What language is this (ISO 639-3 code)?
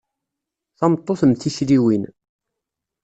kab